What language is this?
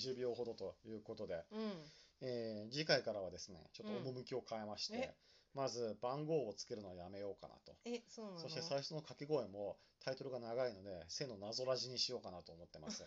Japanese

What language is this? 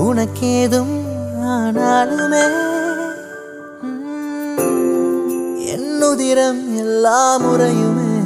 Tamil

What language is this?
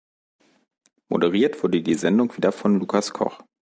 German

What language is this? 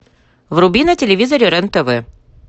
Russian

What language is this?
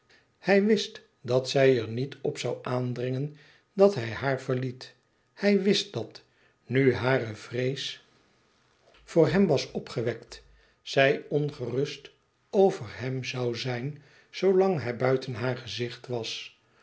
Dutch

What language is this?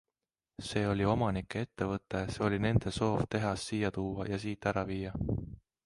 Estonian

